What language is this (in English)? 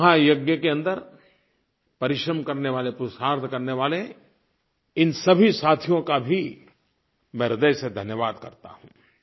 Hindi